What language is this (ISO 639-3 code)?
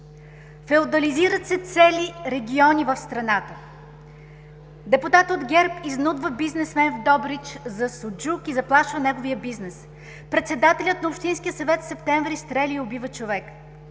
bul